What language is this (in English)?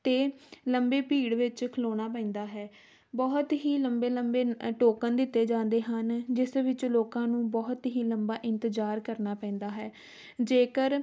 Punjabi